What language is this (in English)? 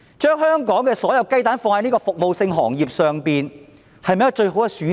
Cantonese